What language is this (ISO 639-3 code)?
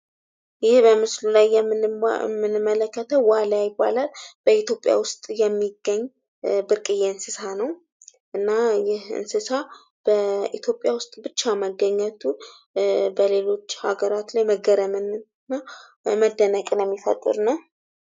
amh